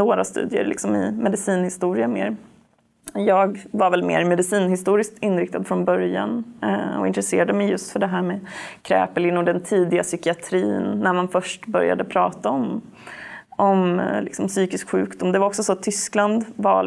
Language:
Swedish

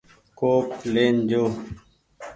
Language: Goaria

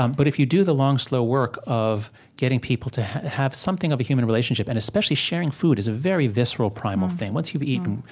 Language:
English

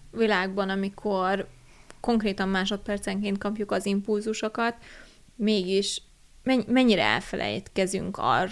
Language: Hungarian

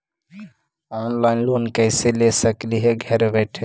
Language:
Magahi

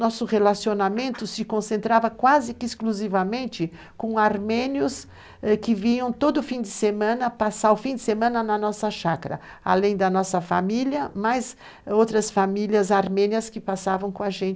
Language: Portuguese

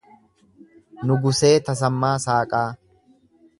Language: Oromo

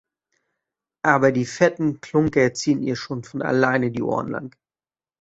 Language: German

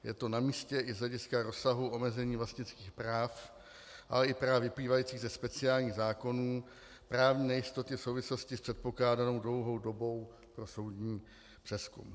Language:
Czech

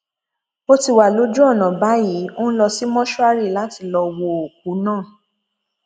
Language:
Yoruba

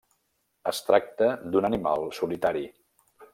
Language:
Catalan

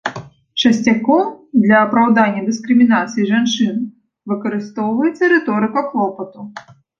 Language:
Belarusian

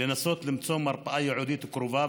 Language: Hebrew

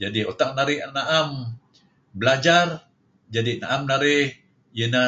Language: Kelabit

